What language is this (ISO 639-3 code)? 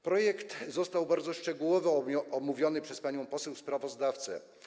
pol